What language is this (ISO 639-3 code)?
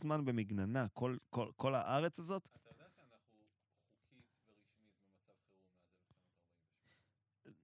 heb